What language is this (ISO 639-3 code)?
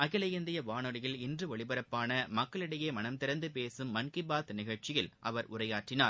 tam